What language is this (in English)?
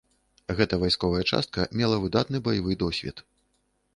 Belarusian